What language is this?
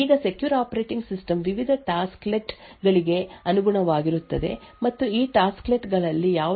Kannada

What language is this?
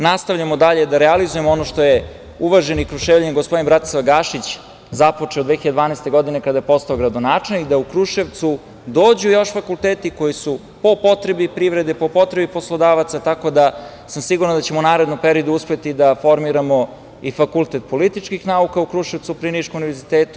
Serbian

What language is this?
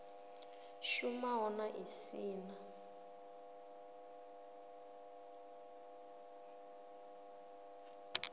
Venda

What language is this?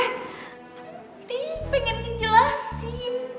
Indonesian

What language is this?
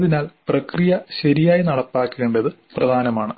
Malayalam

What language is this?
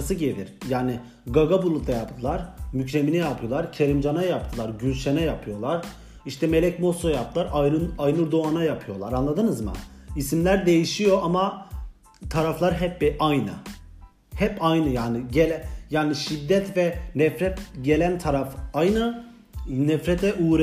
Turkish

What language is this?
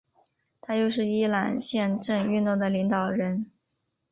Chinese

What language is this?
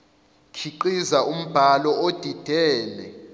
Zulu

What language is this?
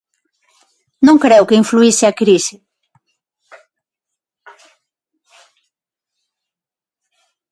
Galician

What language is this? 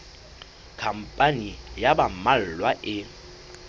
Southern Sotho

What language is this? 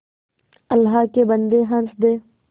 Hindi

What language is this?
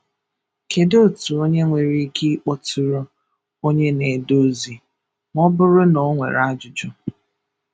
Igbo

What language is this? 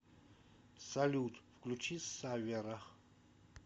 Russian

